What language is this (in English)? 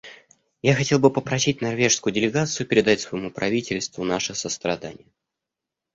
Russian